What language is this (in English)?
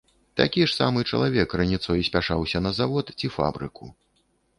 Belarusian